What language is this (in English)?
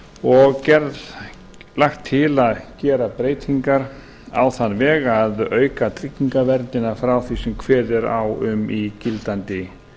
Icelandic